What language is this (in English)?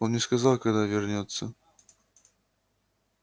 Russian